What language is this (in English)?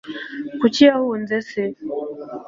Kinyarwanda